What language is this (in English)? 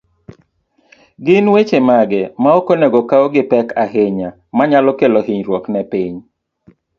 Luo (Kenya and Tanzania)